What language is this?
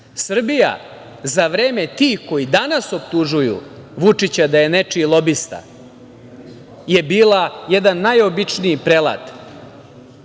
Serbian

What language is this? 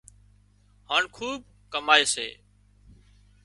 Wadiyara Koli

